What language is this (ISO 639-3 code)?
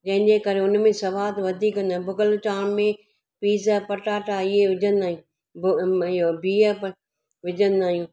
snd